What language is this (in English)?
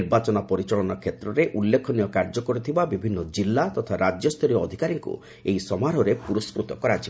Odia